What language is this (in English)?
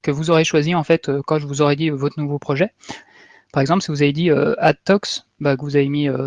French